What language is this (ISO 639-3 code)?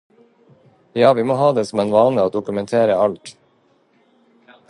nob